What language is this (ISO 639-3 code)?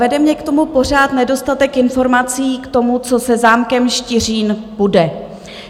ces